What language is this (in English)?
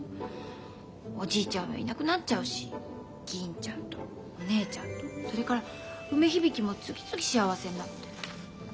Japanese